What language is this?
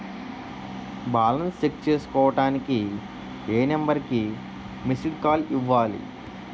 Telugu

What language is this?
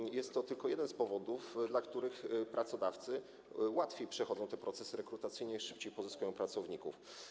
Polish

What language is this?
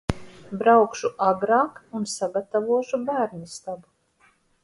Latvian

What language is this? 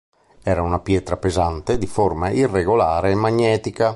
Italian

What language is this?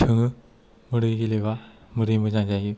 Bodo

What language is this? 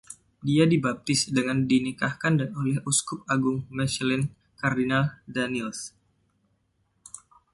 Indonesian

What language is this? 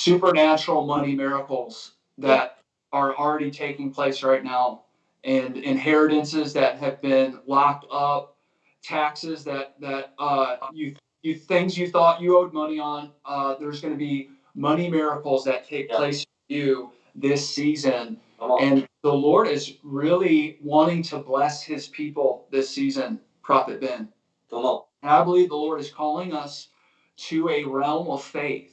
English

